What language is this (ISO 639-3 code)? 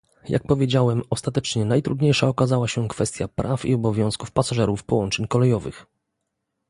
pol